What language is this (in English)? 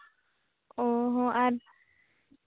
Santali